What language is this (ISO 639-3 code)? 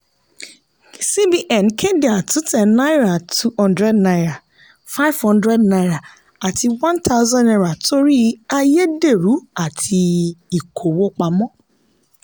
yor